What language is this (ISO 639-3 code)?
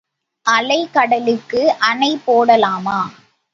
tam